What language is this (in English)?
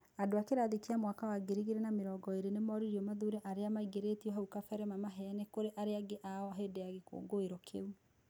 Kikuyu